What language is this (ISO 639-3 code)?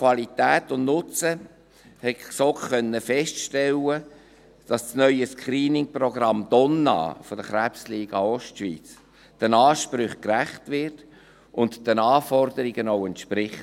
gsw